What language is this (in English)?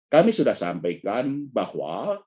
Indonesian